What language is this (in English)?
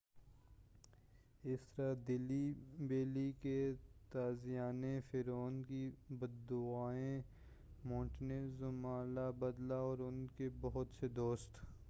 Urdu